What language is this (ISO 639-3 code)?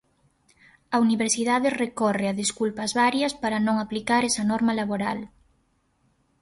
glg